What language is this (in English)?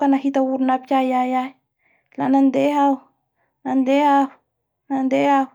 Bara Malagasy